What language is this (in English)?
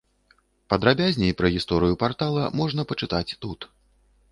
Belarusian